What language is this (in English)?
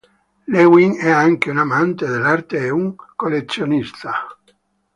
Italian